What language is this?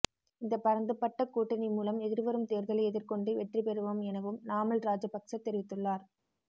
Tamil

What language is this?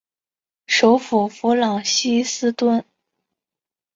Chinese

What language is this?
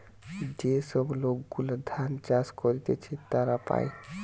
Bangla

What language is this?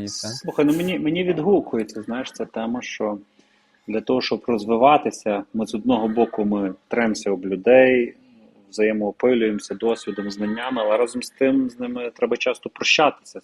Ukrainian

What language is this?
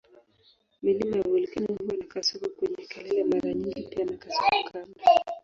Swahili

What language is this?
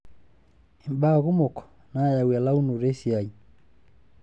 Masai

